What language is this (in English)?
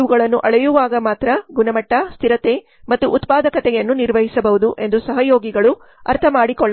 Kannada